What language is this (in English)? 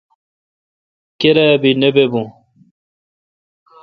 Kalkoti